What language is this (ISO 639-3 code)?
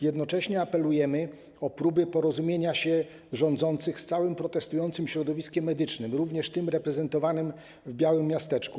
pol